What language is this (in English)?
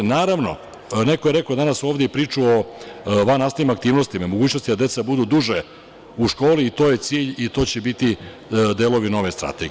Serbian